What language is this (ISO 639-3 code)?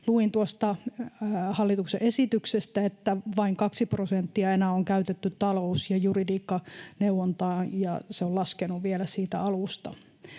fin